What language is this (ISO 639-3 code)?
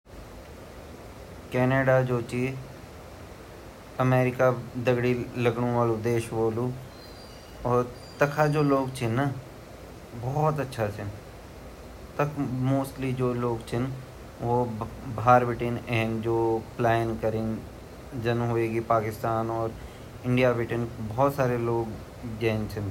gbm